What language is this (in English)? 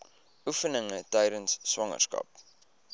Afrikaans